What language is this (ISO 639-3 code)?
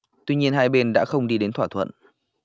vie